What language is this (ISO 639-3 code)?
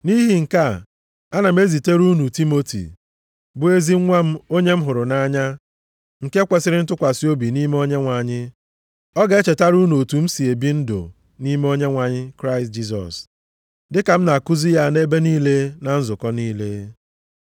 ibo